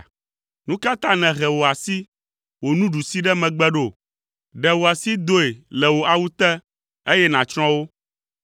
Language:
Ewe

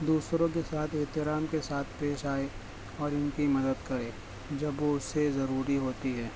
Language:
Urdu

